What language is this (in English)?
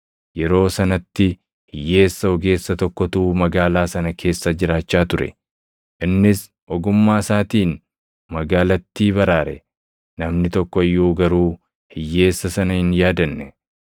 Oromo